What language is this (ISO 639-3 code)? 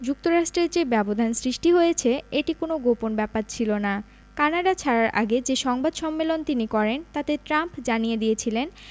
ben